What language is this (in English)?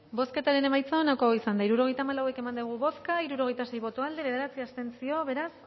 Basque